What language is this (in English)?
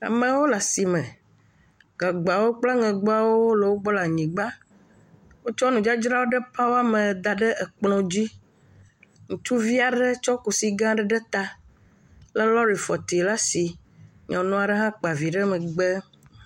Ewe